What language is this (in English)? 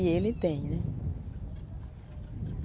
Portuguese